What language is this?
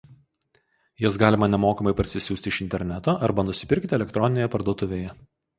Lithuanian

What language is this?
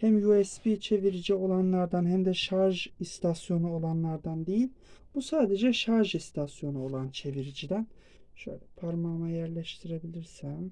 Turkish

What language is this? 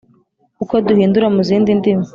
Kinyarwanda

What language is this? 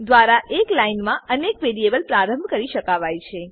Gujarati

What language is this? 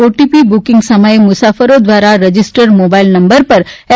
Gujarati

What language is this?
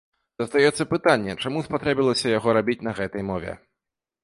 Belarusian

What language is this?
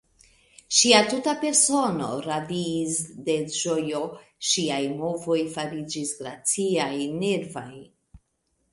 Esperanto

